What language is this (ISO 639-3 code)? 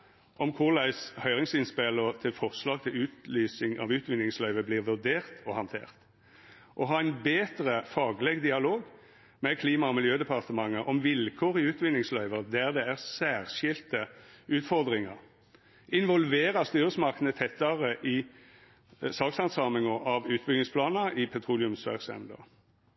nno